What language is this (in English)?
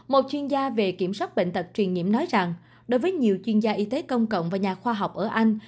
Vietnamese